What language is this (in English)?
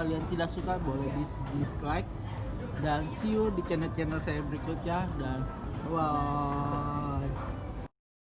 Indonesian